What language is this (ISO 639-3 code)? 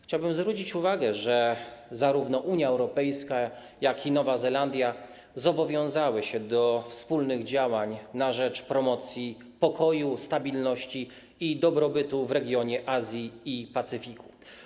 pol